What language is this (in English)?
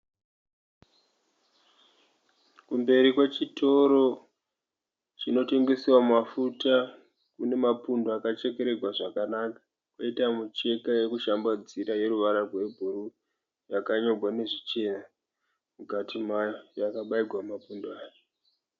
Shona